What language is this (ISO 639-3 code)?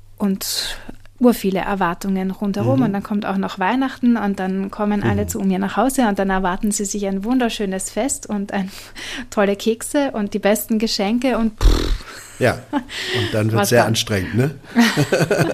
deu